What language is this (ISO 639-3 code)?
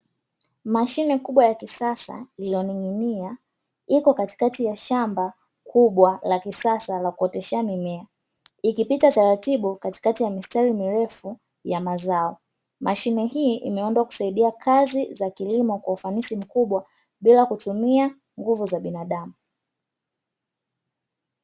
swa